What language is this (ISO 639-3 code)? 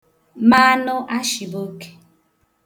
ibo